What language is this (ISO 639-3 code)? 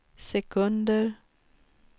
swe